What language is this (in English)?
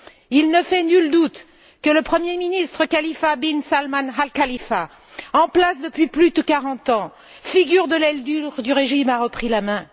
French